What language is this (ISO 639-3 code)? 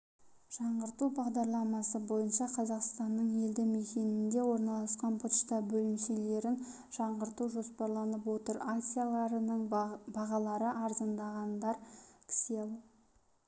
kaz